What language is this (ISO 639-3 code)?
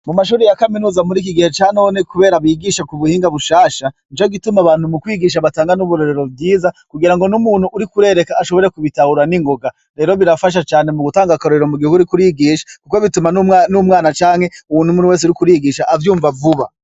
run